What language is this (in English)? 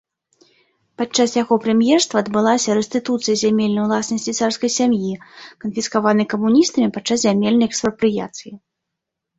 Belarusian